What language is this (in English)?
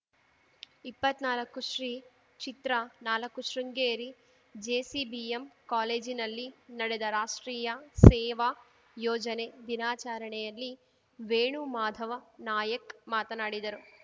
Kannada